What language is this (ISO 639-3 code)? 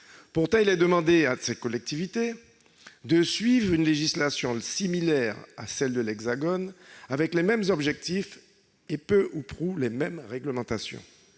fra